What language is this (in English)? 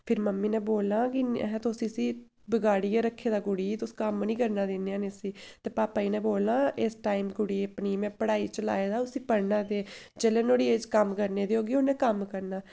Dogri